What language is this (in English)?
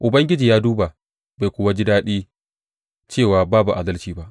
Hausa